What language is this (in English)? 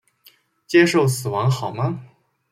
Chinese